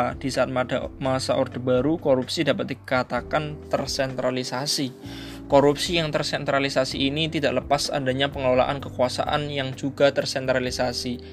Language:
Indonesian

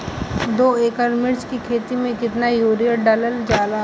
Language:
Bhojpuri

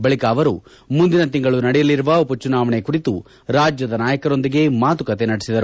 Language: Kannada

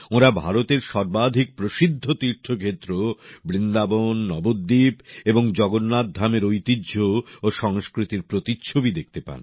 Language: Bangla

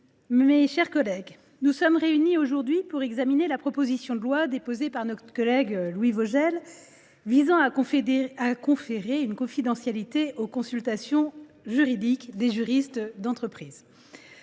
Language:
French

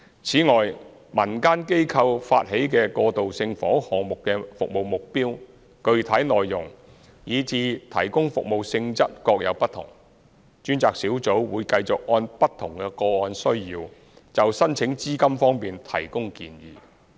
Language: Cantonese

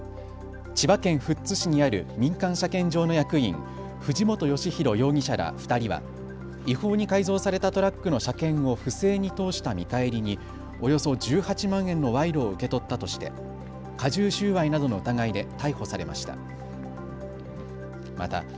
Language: Japanese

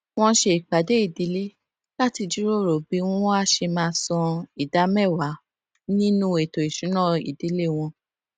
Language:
Yoruba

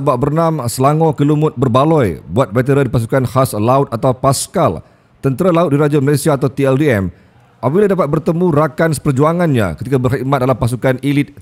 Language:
Malay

